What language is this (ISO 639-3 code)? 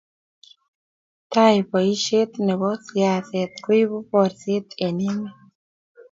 kln